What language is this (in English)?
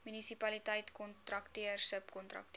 Afrikaans